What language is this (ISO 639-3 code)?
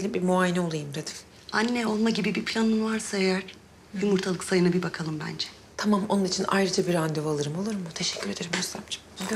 tur